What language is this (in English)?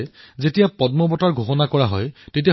Assamese